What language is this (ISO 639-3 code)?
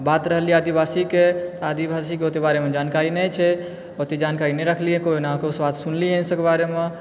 mai